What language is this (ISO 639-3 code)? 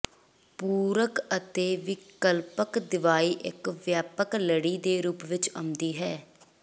pan